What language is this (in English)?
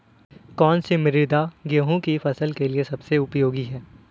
Hindi